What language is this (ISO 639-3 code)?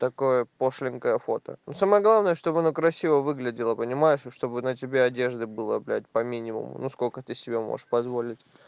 rus